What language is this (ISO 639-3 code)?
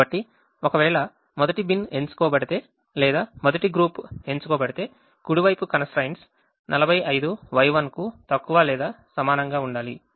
tel